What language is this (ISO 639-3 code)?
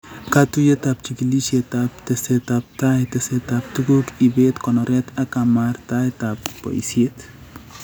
kln